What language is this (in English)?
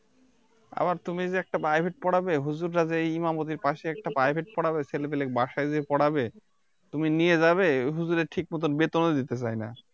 Bangla